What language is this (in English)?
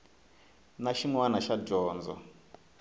Tsonga